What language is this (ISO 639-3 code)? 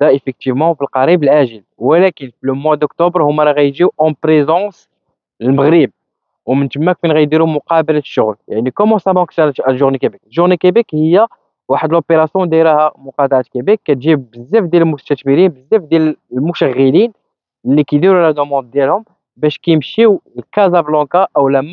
ara